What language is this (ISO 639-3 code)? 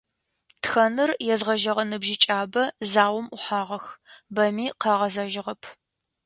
ady